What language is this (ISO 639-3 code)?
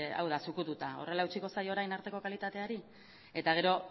eus